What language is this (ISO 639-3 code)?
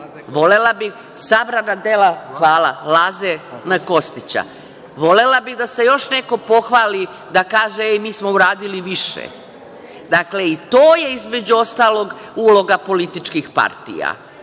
srp